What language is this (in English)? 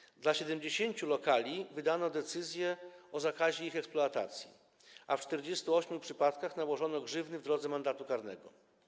Polish